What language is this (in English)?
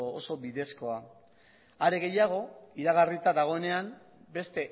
Basque